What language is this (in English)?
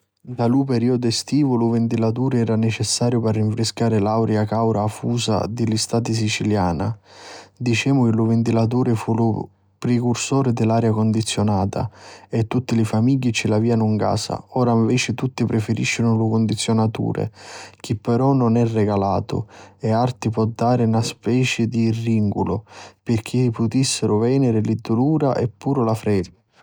Sicilian